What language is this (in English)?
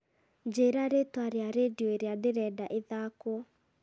Kikuyu